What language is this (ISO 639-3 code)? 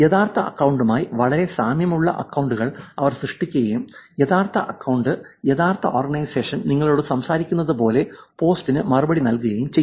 mal